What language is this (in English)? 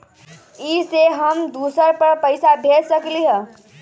Magahi